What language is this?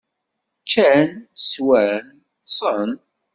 Kabyle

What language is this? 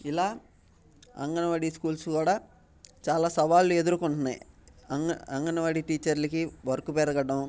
Telugu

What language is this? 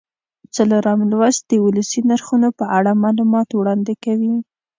Pashto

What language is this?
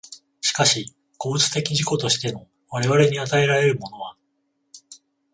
Japanese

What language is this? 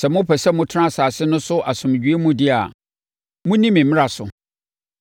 Akan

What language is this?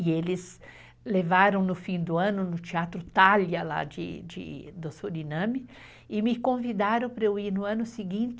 Portuguese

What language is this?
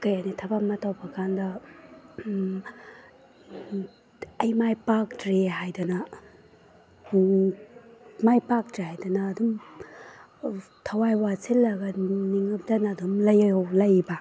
Manipuri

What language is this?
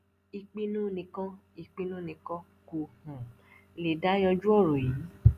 Yoruba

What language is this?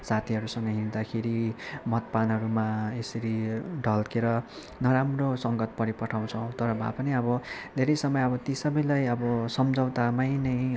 Nepali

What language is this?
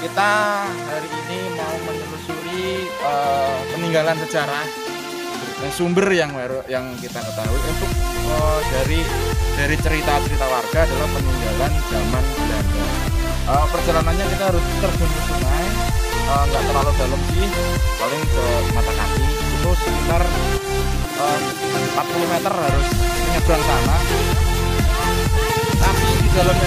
Indonesian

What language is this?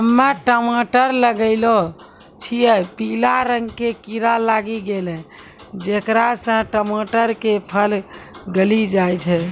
Maithili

